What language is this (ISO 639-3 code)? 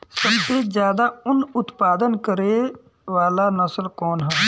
bho